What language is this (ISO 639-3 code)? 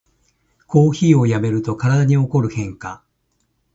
jpn